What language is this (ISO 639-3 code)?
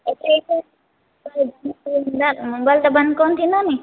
snd